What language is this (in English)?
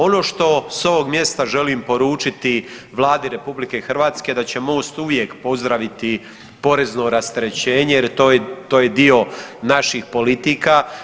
Croatian